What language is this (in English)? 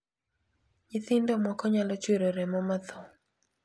Luo (Kenya and Tanzania)